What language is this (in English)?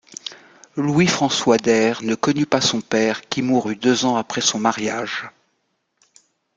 French